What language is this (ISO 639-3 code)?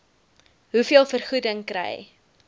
afr